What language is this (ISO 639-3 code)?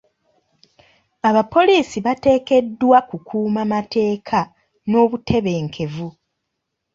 lug